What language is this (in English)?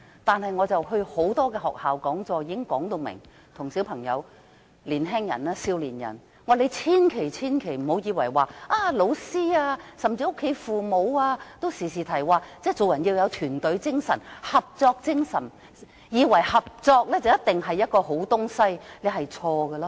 Cantonese